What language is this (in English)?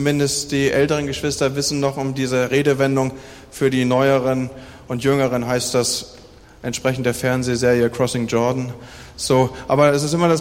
German